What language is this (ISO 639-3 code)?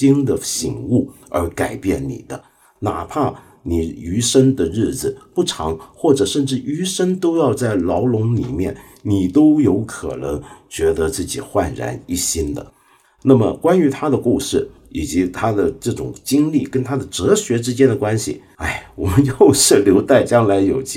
zho